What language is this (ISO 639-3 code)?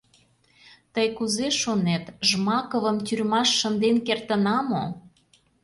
chm